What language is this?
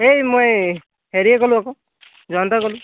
Assamese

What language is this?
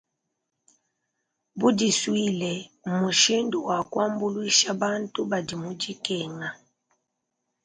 Luba-Lulua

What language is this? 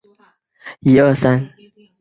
Chinese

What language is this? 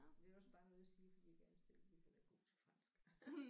Danish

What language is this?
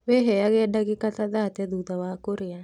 Kikuyu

